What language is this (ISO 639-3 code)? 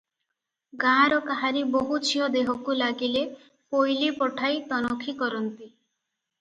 ori